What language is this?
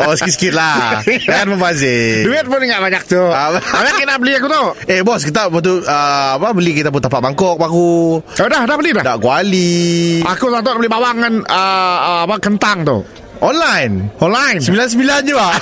Malay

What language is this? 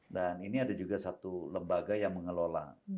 Indonesian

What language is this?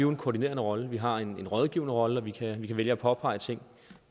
Danish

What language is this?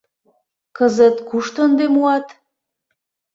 Mari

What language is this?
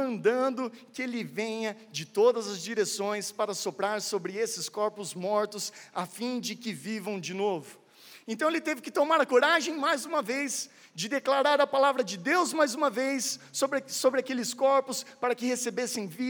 Portuguese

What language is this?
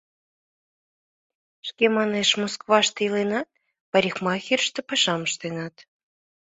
Mari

